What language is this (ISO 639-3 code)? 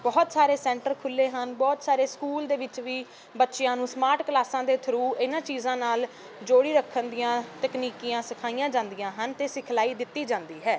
pan